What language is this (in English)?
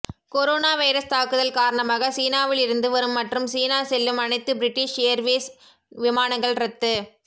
Tamil